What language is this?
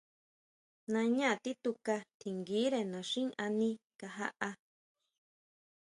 Huautla Mazatec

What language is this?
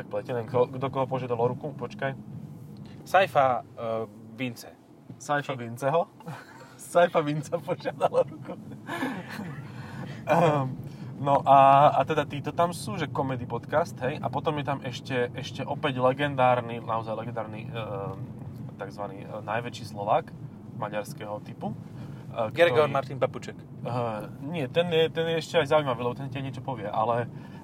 Slovak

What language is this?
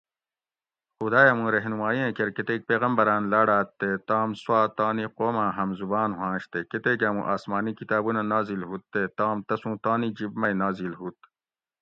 Gawri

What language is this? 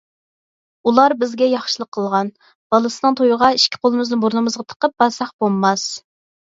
Uyghur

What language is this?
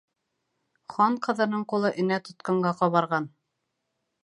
Bashkir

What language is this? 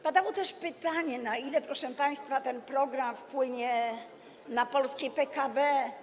Polish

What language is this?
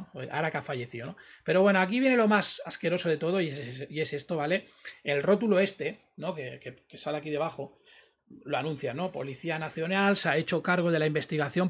Spanish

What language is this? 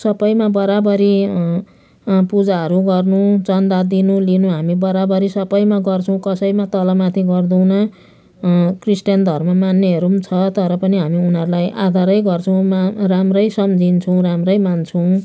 Nepali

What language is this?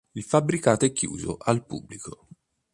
Italian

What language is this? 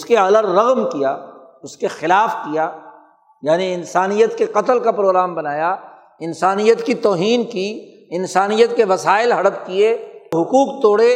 Urdu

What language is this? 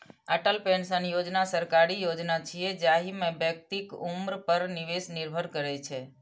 Maithili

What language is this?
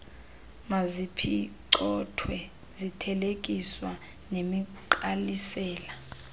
Xhosa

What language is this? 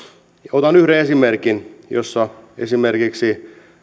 Finnish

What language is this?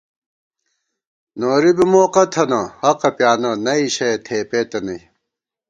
Gawar-Bati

